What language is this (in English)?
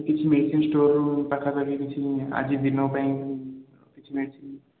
Odia